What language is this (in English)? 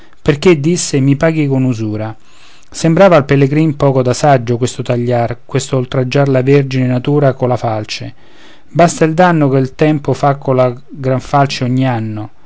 Italian